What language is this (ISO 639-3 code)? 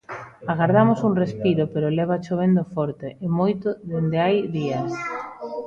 glg